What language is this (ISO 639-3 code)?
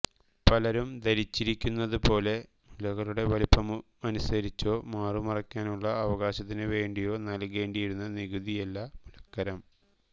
mal